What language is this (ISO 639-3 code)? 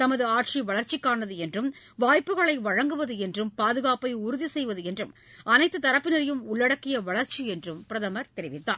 tam